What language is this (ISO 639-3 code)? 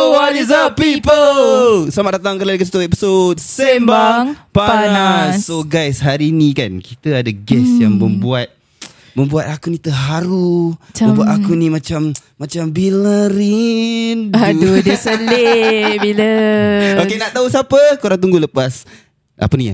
msa